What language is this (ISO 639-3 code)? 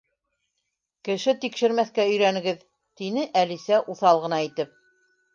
bak